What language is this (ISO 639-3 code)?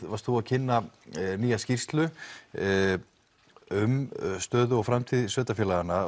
isl